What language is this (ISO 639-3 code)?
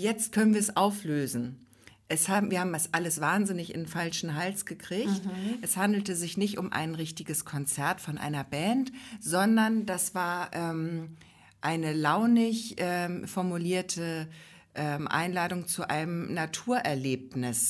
deu